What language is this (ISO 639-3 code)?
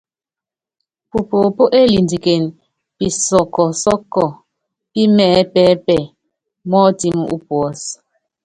yav